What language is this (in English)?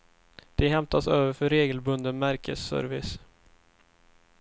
Swedish